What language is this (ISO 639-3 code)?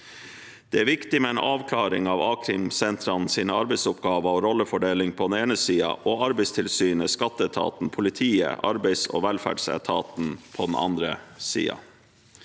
nor